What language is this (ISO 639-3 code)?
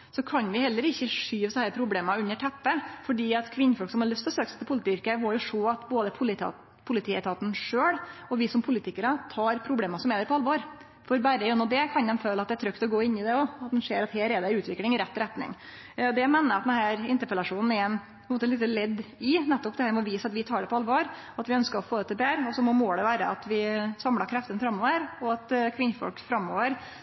nno